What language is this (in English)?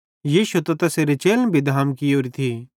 Bhadrawahi